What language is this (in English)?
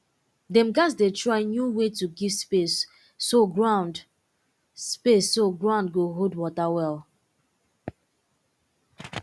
Nigerian Pidgin